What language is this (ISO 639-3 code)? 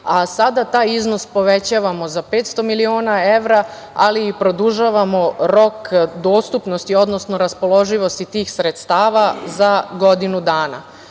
srp